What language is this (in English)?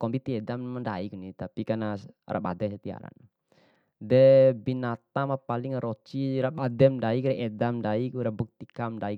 Bima